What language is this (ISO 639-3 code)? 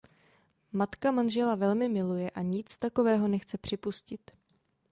ces